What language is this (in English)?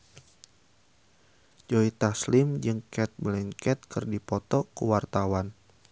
Sundanese